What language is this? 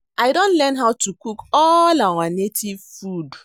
Nigerian Pidgin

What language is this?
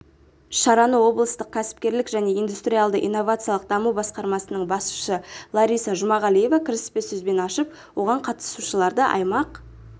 Kazakh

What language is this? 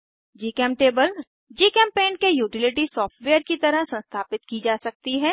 Hindi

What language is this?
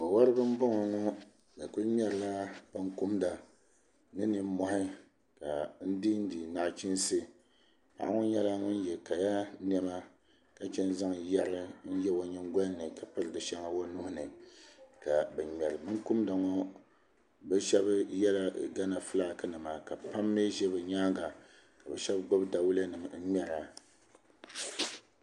Dagbani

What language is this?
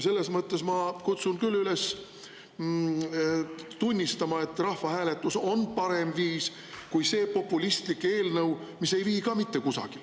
Estonian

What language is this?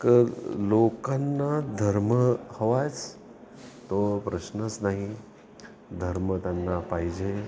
Marathi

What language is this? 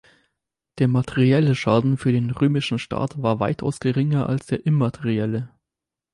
German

